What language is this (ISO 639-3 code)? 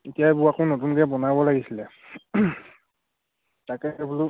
asm